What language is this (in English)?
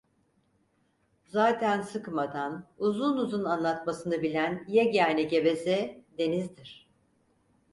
Turkish